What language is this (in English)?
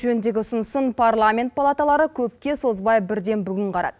Kazakh